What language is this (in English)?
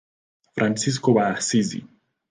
Swahili